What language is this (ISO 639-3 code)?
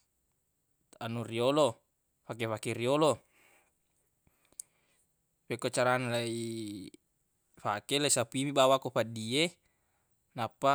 bug